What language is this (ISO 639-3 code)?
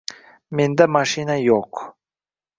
uzb